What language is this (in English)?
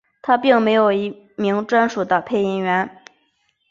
Chinese